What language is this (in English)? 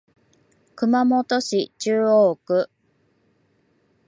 Japanese